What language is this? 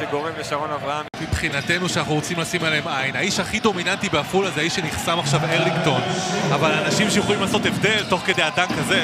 Hebrew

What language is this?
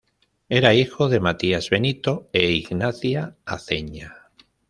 Spanish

